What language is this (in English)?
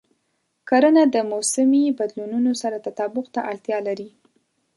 Pashto